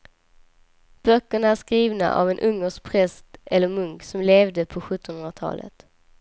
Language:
Swedish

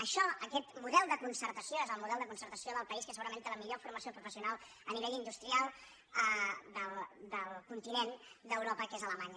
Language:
Catalan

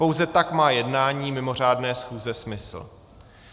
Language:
Czech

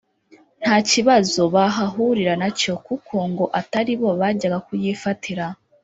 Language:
Kinyarwanda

